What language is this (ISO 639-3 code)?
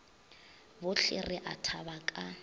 nso